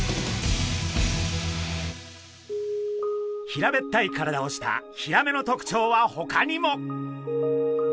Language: Japanese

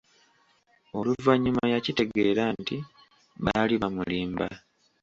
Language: Ganda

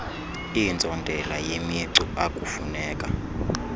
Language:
Xhosa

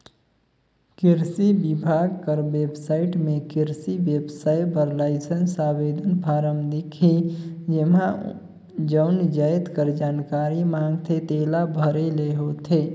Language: Chhattisgarhi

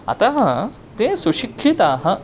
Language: Sanskrit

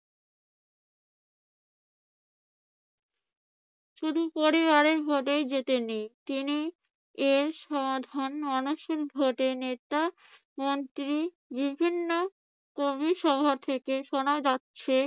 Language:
Bangla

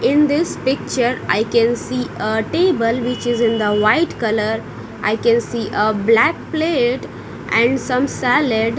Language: English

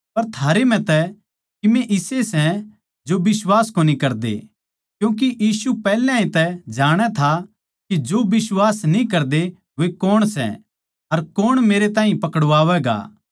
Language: Haryanvi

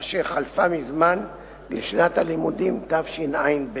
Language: Hebrew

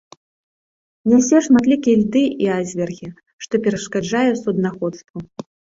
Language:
Belarusian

